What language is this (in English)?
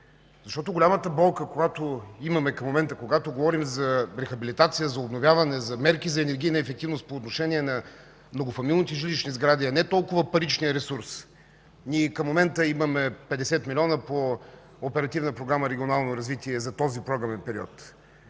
Bulgarian